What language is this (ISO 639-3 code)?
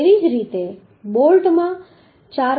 guj